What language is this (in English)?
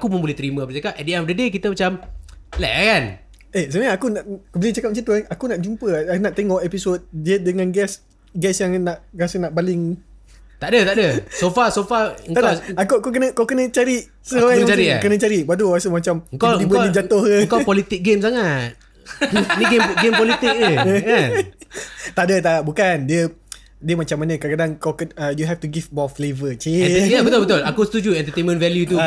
Malay